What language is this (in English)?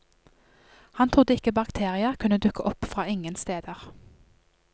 Norwegian